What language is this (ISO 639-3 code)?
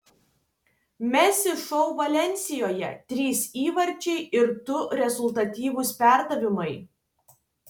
lit